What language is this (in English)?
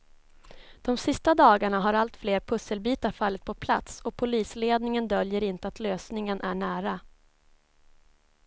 Swedish